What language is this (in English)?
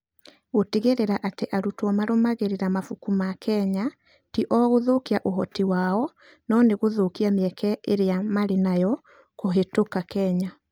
Kikuyu